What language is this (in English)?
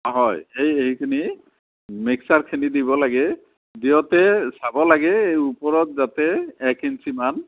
Assamese